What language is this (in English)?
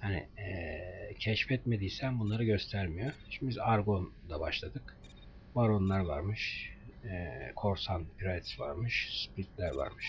Turkish